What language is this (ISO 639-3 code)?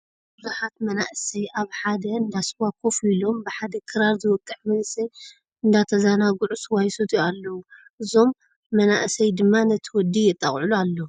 tir